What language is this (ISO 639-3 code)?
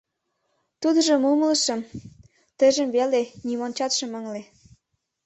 chm